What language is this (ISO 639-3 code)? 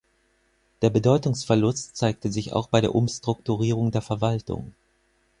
deu